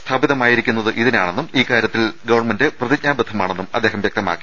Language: Malayalam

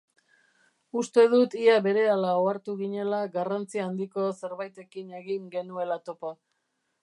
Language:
Basque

